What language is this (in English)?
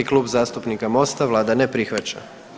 Croatian